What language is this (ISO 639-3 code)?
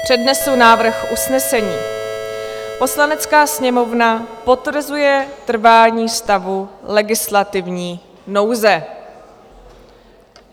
ces